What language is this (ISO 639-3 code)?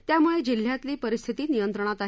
mar